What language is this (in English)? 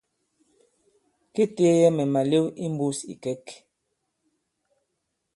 Bankon